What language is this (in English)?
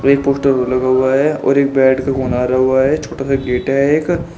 Hindi